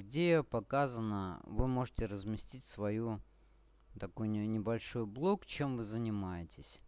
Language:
Russian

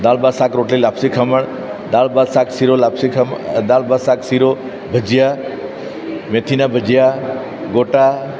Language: Gujarati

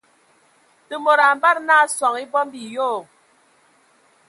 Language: Ewondo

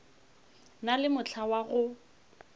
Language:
Northern Sotho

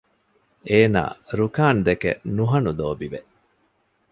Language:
Divehi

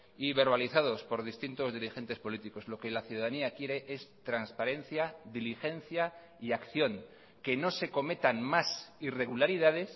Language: Spanish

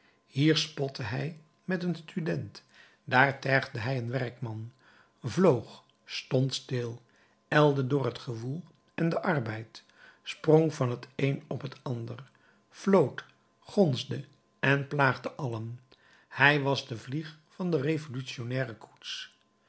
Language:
Dutch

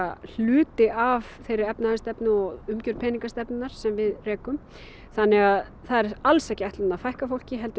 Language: Icelandic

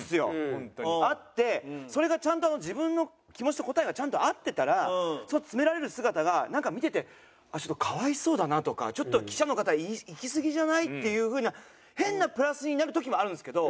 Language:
Japanese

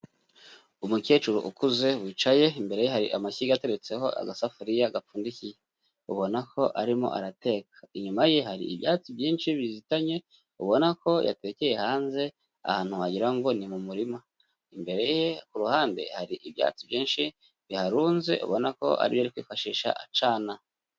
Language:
Kinyarwanda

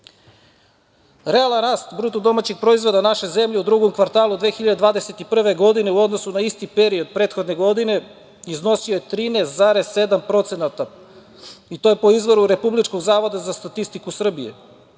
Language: Serbian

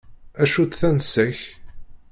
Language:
Kabyle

